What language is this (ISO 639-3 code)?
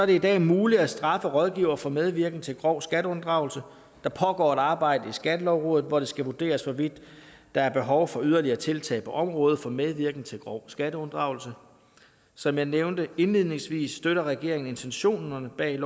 dan